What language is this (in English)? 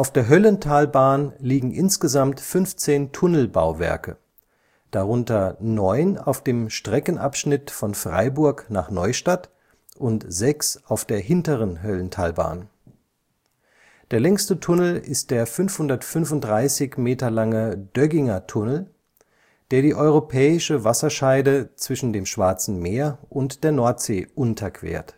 German